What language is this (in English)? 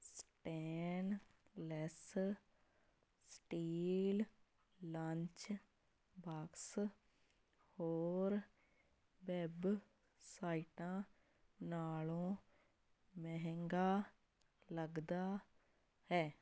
Punjabi